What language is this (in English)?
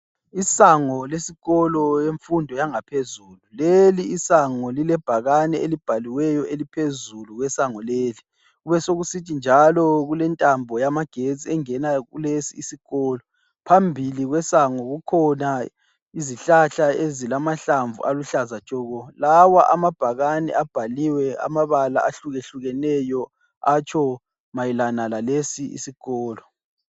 North Ndebele